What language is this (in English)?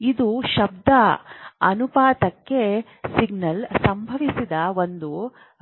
Kannada